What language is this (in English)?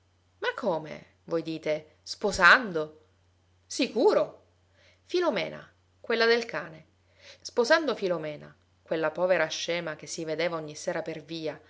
Italian